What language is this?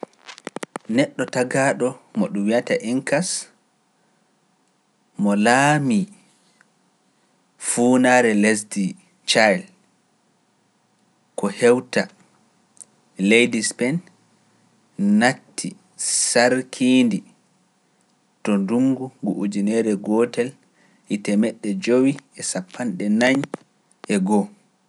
Pular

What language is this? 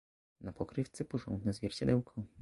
Polish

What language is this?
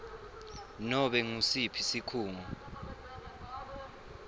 Swati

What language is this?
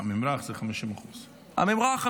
Hebrew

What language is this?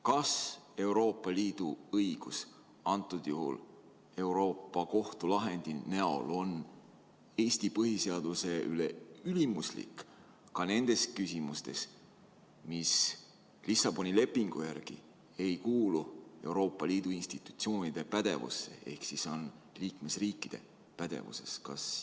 Estonian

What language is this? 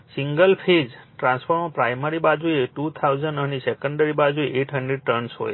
Gujarati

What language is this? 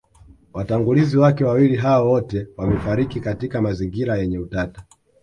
Swahili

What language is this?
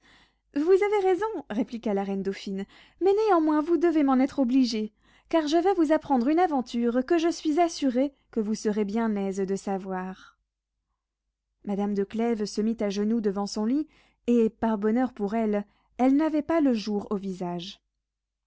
French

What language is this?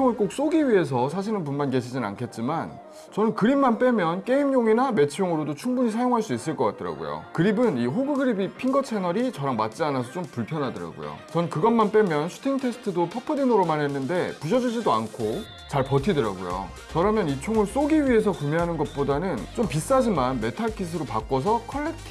Korean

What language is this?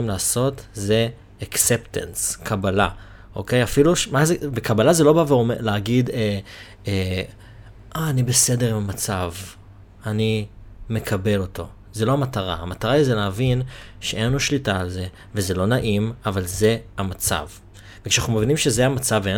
Hebrew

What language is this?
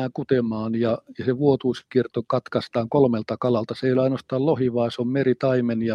Finnish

